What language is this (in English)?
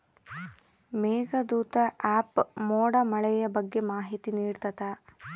Kannada